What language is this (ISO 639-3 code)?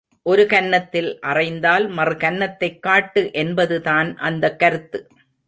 tam